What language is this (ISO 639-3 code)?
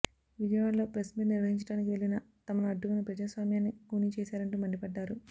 tel